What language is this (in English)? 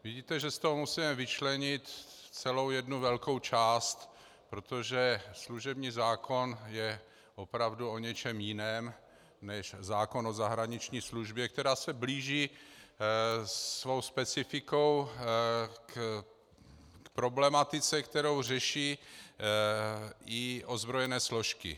Czech